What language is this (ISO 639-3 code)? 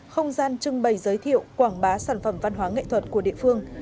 vie